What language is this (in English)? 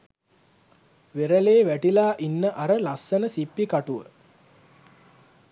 Sinhala